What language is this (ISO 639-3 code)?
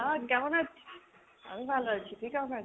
ben